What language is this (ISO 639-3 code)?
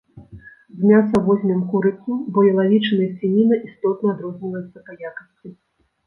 bel